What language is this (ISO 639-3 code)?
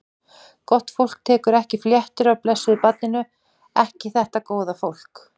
isl